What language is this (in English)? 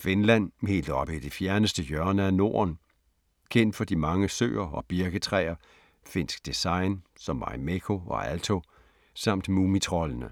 Danish